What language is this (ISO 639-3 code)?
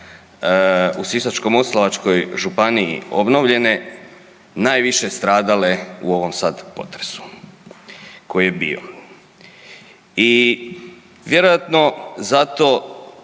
hrv